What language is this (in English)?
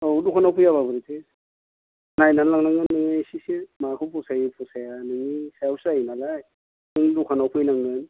Bodo